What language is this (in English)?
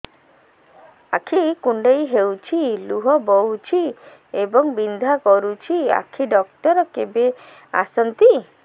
Odia